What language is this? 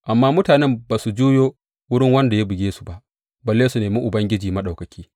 Hausa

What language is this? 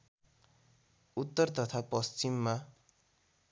Nepali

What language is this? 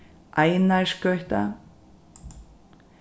Faroese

